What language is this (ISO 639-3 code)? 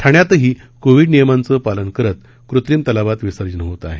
mar